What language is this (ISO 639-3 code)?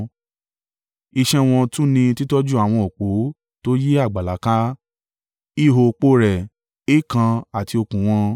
yor